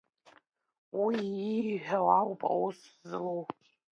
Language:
Abkhazian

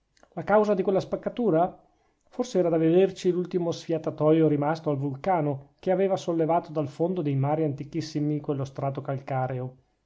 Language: Italian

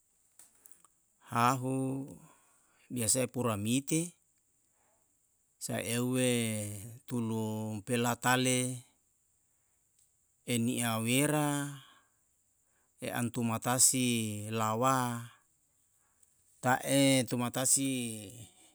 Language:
Yalahatan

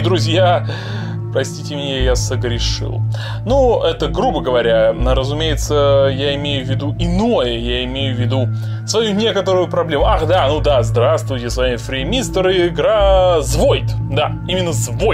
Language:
Russian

